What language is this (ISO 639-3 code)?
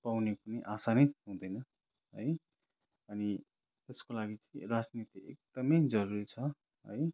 nep